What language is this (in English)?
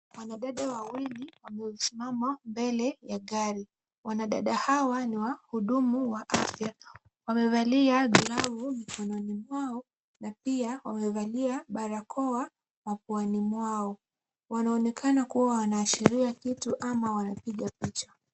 Swahili